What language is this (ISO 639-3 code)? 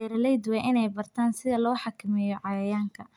som